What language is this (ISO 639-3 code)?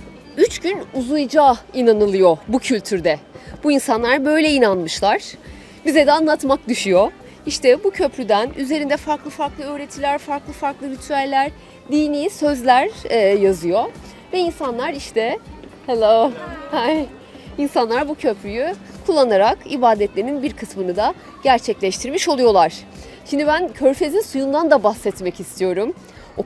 tur